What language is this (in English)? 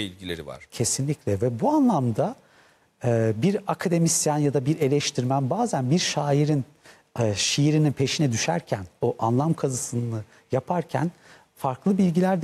Turkish